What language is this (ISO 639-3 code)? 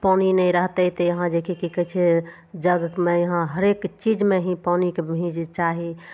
mai